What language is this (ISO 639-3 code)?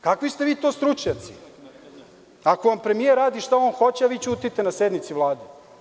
srp